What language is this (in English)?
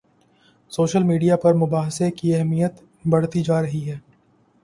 Urdu